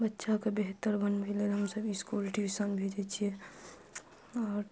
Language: Maithili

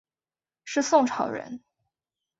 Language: Chinese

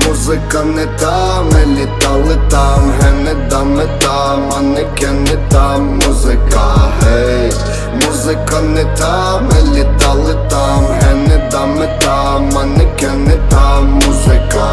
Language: Ukrainian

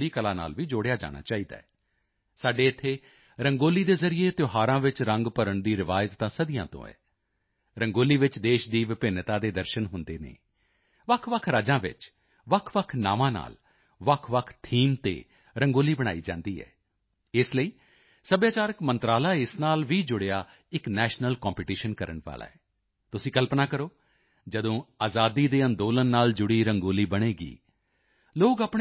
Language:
Punjabi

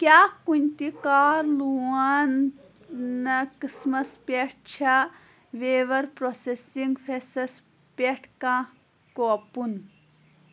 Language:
Kashmiri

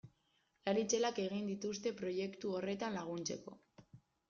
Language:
Basque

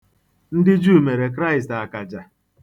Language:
Igbo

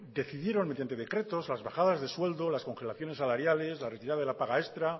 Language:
Spanish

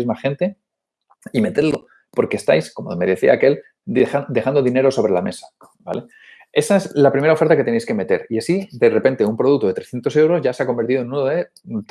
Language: Spanish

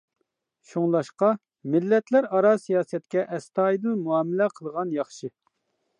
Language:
Uyghur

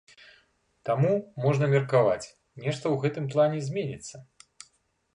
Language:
Belarusian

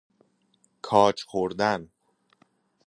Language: Persian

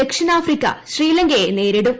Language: Malayalam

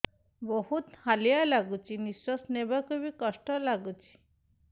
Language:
Odia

